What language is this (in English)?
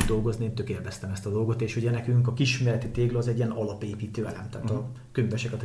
Hungarian